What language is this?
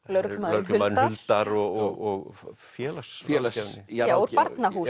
Icelandic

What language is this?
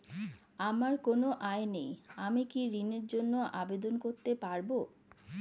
Bangla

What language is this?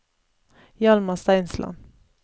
Norwegian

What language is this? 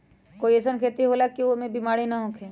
Magahi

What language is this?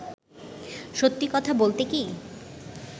Bangla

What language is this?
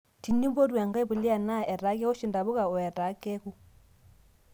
Masai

